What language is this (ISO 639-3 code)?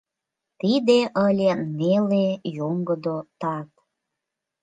chm